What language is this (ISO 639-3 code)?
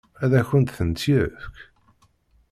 kab